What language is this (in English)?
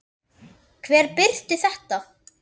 Icelandic